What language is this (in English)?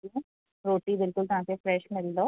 Sindhi